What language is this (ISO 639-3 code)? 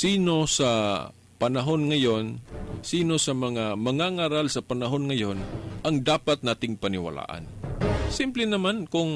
fil